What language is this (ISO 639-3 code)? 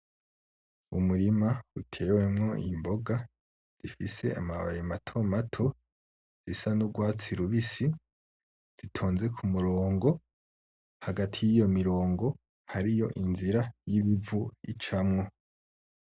run